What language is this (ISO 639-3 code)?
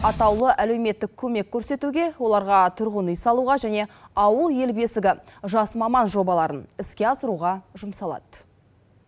kaz